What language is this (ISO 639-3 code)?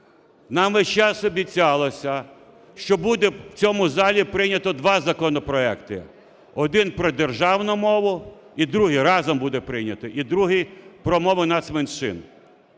ukr